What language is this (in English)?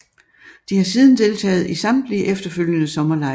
Danish